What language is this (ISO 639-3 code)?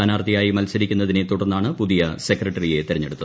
mal